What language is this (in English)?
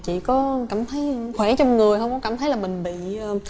Vietnamese